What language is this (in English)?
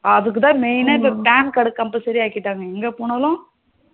Tamil